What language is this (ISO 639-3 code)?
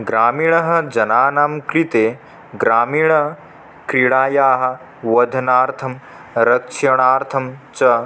san